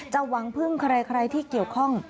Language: Thai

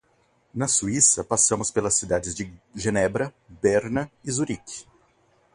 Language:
Portuguese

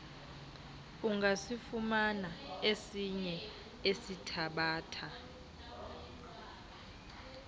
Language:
Xhosa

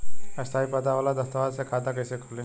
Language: Bhojpuri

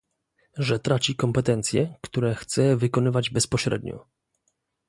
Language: Polish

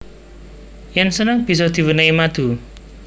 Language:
Javanese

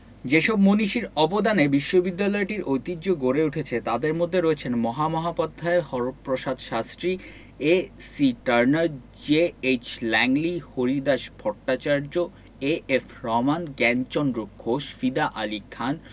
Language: Bangla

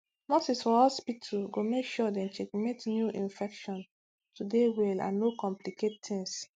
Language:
Nigerian Pidgin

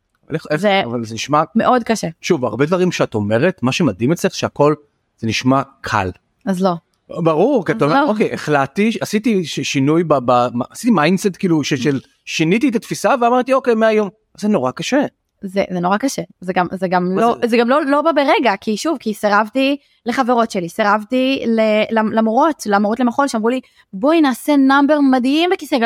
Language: Hebrew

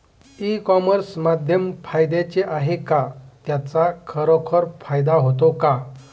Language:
Marathi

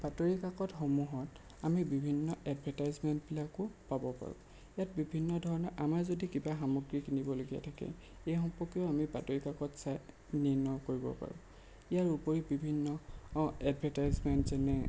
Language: Assamese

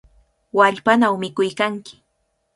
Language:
Cajatambo North Lima Quechua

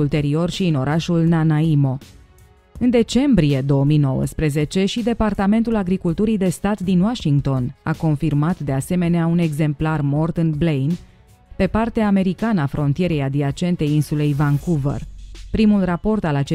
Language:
Romanian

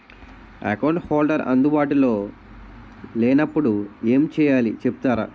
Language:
Telugu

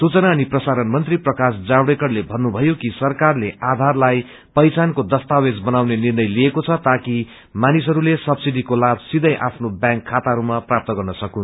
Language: Nepali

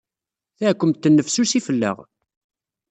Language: Kabyle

